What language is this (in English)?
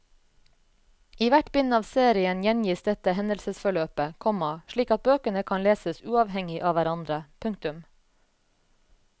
Norwegian